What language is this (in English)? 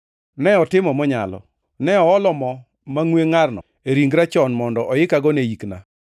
Luo (Kenya and Tanzania)